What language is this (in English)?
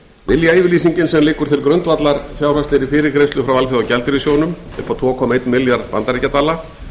Icelandic